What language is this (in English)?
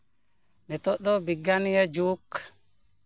Santali